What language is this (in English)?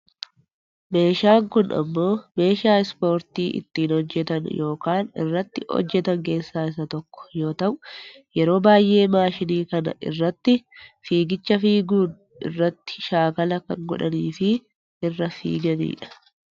Oromo